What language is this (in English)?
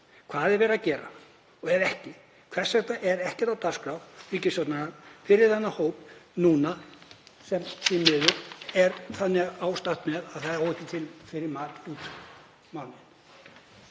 Icelandic